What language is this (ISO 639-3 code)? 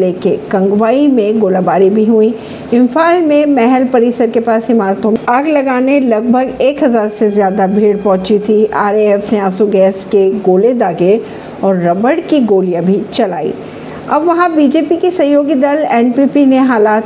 hin